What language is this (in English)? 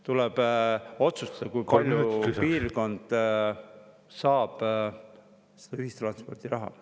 Estonian